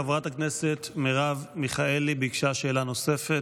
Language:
Hebrew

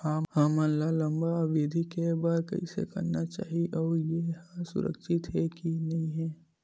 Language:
Chhattisgarhi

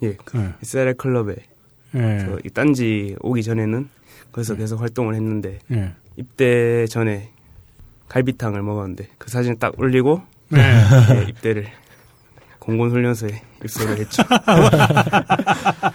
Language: Korean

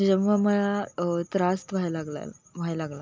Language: Marathi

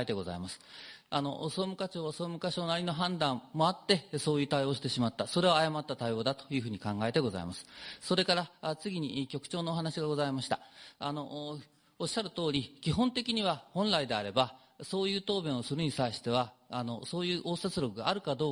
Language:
Japanese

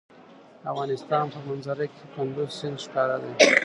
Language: Pashto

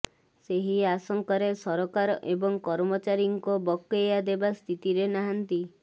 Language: Odia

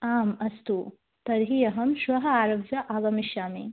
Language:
Sanskrit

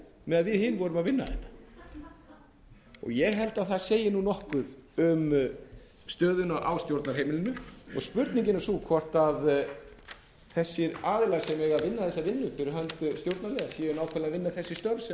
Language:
Icelandic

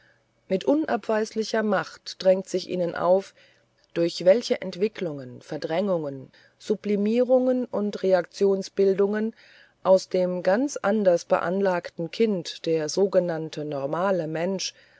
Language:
German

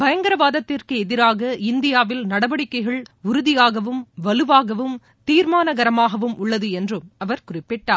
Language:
Tamil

